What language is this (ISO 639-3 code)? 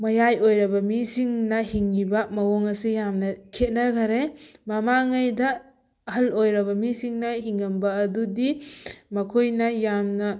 mni